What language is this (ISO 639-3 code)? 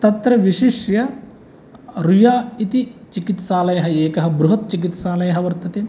san